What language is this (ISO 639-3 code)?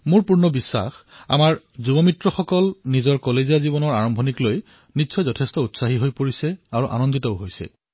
asm